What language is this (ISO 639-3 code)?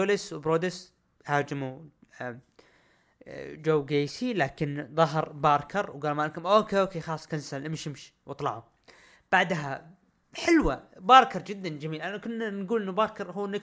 ara